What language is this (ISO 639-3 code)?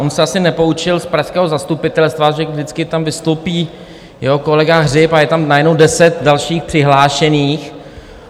ces